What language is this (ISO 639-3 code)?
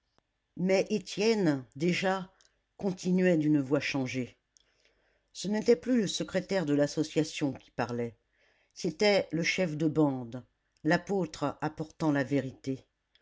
fra